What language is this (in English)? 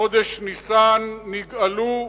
Hebrew